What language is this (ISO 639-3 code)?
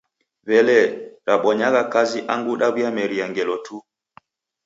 dav